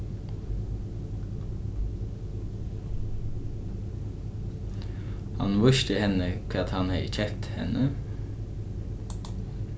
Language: Faroese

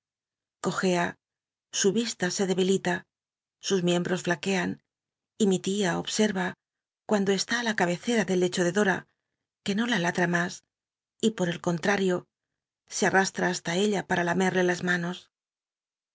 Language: Spanish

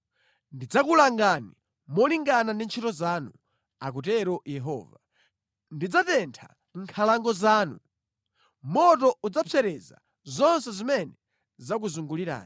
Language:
Nyanja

